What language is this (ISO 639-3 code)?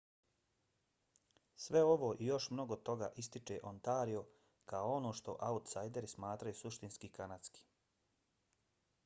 bos